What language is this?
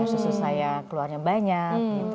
Indonesian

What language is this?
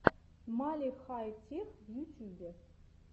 Russian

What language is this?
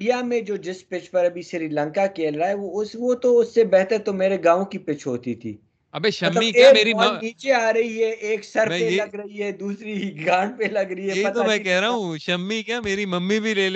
Urdu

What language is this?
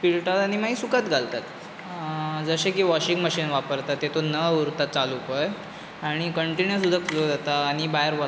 Konkani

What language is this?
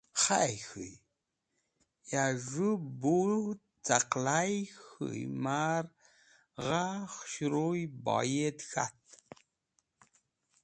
Wakhi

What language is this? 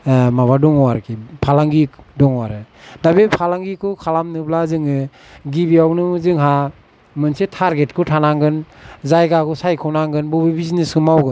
Bodo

